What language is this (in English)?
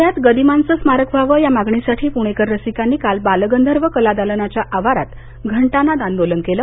Marathi